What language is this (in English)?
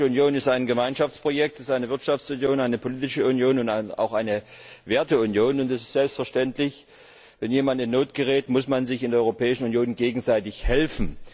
German